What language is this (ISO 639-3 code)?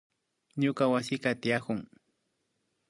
qvi